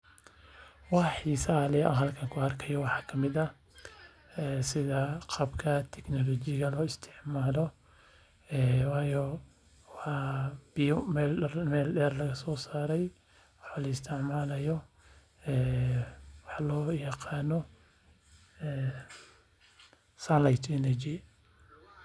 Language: Somali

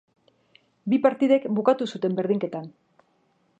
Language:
Basque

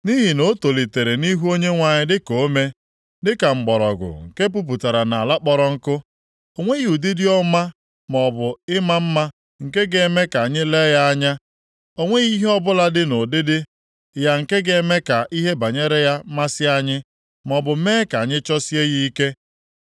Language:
Igbo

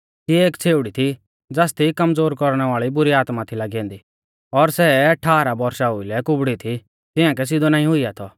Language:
Mahasu Pahari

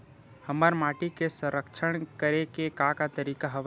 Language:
Chhattisgarhi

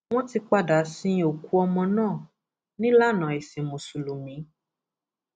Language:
Yoruba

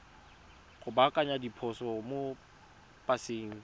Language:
Tswana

